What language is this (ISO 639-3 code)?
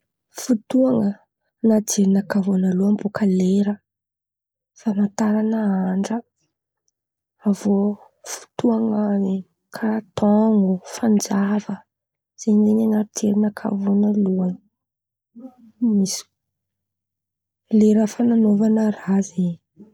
xmv